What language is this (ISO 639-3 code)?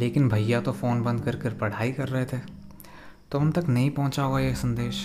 hin